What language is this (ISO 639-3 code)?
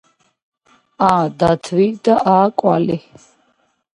kat